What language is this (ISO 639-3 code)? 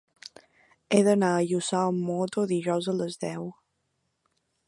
cat